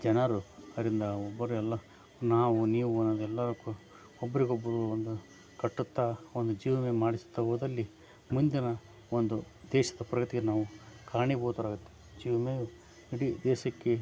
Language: Kannada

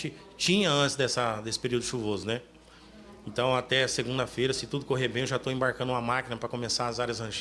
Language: Portuguese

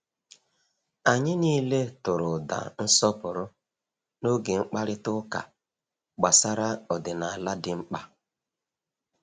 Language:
Igbo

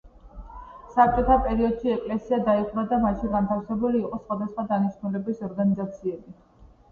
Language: Georgian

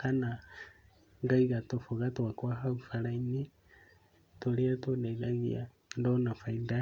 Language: Kikuyu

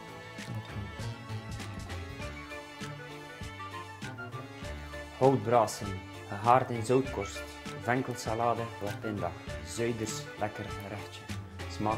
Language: Dutch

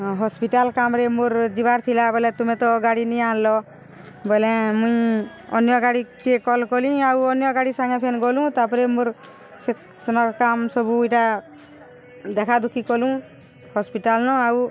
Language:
Odia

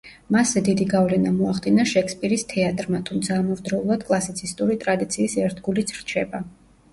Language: Georgian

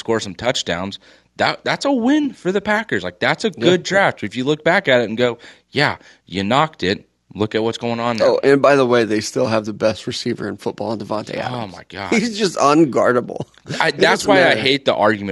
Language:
English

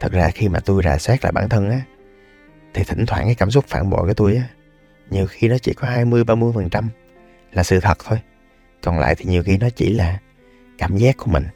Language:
Vietnamese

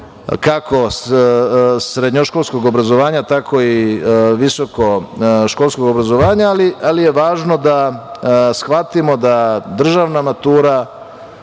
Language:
Serbian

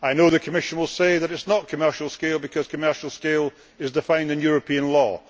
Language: English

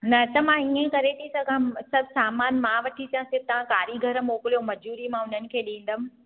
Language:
Sindhi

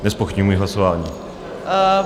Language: Czech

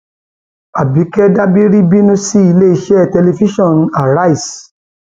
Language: Yoruba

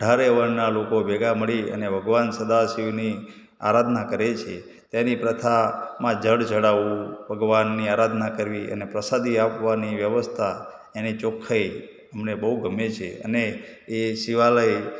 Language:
Gujarati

